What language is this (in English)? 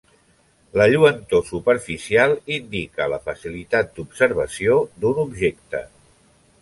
Catalan